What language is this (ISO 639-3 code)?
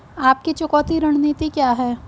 hin